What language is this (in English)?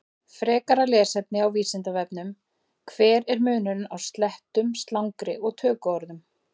Icelandic